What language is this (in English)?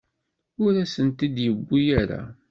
Kabyle